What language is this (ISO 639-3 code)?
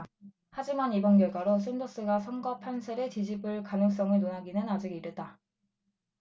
kor